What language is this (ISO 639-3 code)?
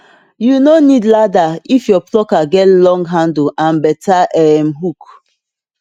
pcm